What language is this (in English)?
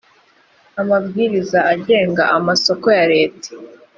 Kinyarwanda